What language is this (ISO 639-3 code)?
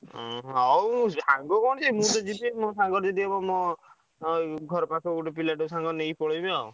ori